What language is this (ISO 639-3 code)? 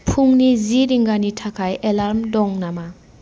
brx